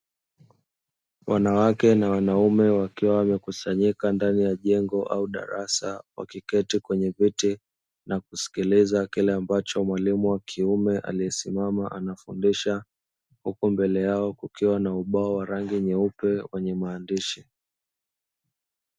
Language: Swahili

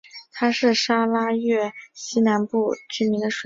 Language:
Chinese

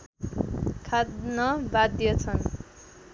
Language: Nepali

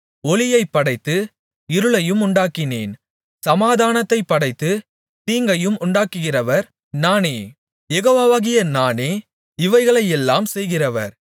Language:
Tamil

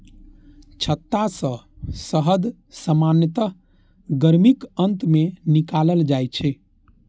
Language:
Maithili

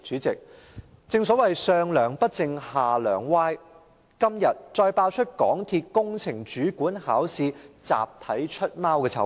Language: Cantonese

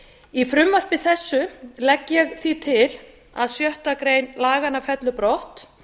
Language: Icelandic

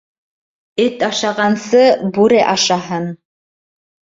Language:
Bashkir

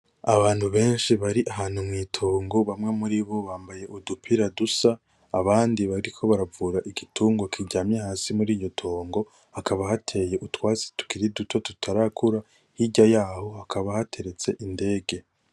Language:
Rundi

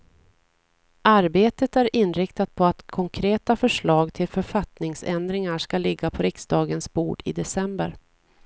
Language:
Swedish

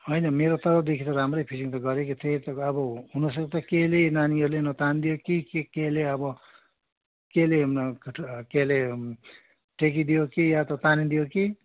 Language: Nepali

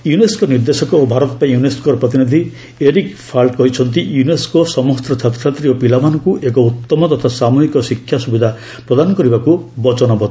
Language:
Odia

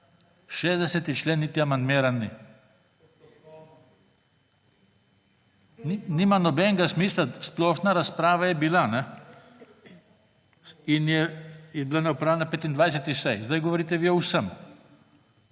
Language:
Slovenian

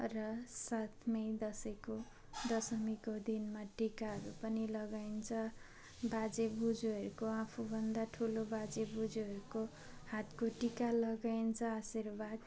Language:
Nepali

